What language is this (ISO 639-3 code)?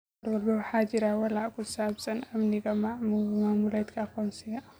som